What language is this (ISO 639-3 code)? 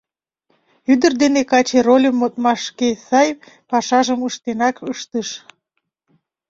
chm